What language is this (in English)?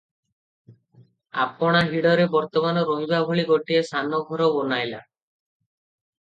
Odia